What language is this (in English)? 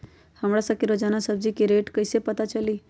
Magahi